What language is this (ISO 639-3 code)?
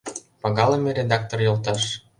chm